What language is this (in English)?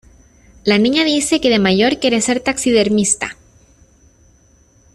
Spanish